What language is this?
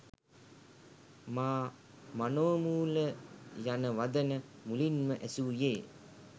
Sinhala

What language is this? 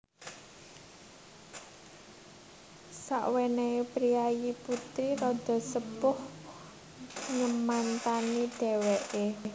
Javanese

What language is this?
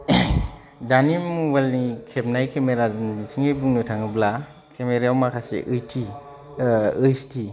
Bodo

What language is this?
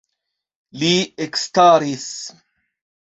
Esperanto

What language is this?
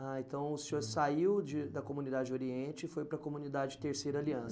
Portuguese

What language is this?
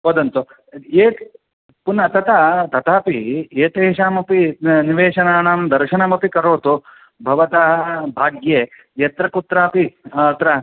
Sanskrit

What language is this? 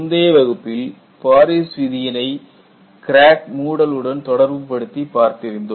Tamil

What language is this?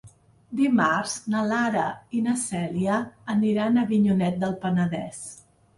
Catalan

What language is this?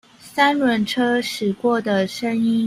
Chinese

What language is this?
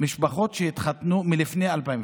Hebrew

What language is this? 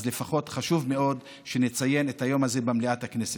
Hebrew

